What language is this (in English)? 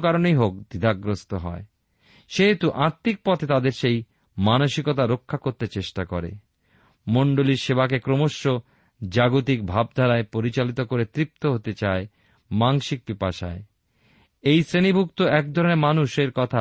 Bangla